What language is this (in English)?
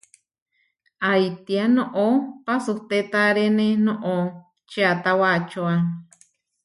Huarijio